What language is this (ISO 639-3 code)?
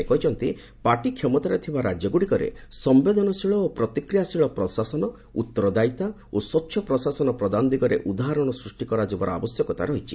ori